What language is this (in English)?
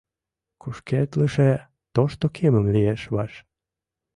Mari